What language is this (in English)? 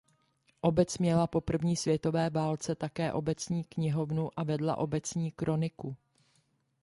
Czech